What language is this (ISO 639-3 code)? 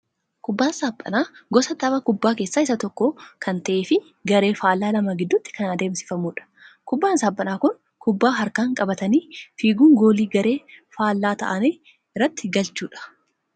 orm